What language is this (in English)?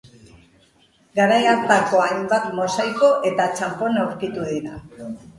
Basque